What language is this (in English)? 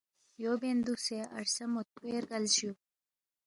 Balti